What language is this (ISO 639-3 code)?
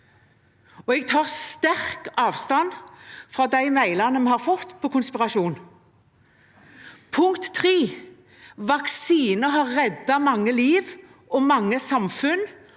nor